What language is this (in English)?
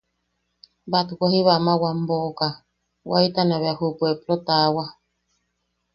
Yaqui